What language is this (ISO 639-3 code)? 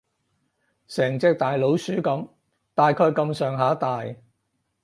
yue